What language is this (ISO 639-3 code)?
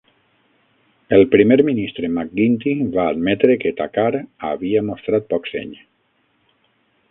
cat